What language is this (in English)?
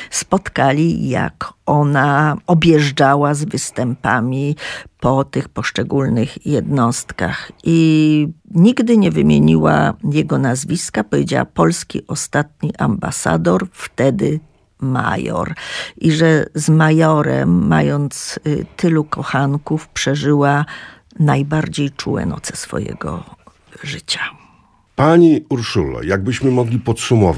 Polish